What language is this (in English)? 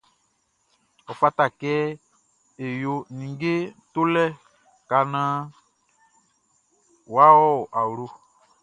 Baoulé